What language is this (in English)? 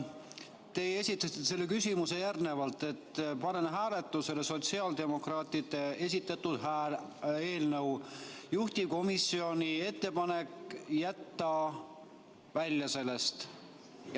Estonian